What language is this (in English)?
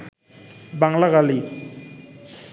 Bangla